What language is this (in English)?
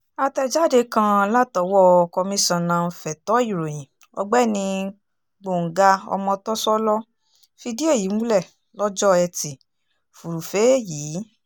Yoruba